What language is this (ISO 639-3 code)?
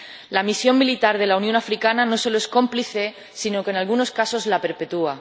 spa